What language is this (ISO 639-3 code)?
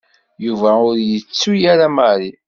kab